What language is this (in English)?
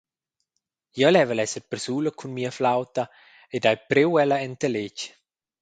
Romansh